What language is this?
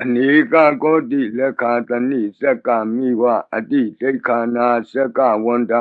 Burmese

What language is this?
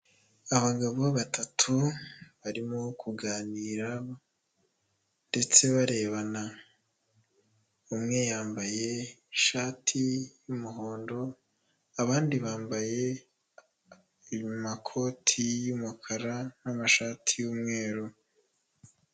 Kinyarwanda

